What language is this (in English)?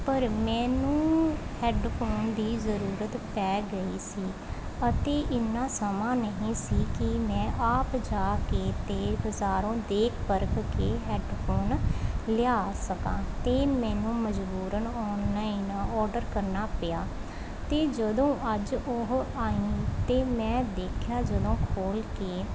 Punjabi